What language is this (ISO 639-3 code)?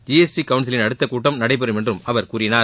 tam